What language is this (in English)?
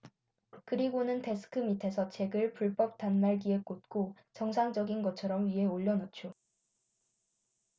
Korean